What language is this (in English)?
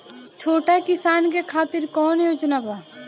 Bhojpuri